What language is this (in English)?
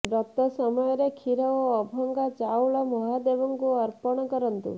Odia